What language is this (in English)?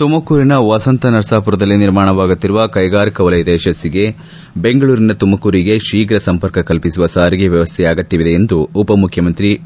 Kannada